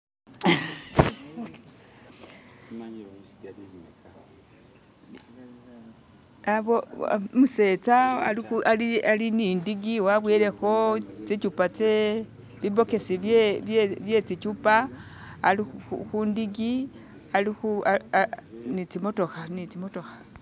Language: Masaaba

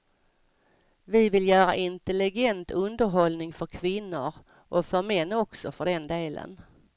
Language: Swedish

